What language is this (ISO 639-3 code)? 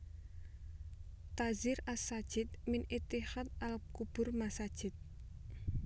jav